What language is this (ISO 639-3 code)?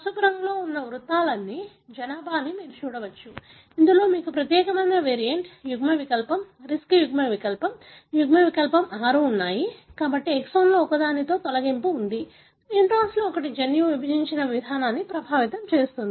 tel